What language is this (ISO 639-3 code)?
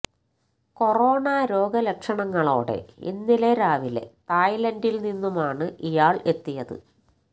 mal